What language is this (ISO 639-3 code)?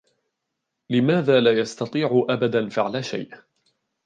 ara